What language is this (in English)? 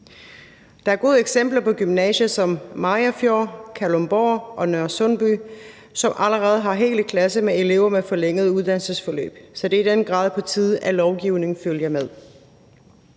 Danish